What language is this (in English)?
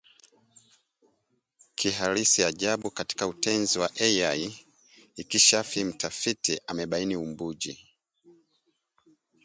Swahili